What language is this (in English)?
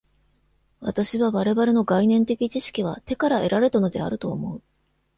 Japanese